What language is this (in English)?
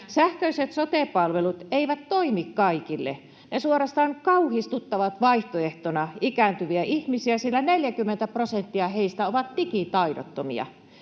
Finnish